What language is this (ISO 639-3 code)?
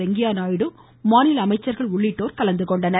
tam